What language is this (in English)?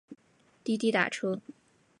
Chinese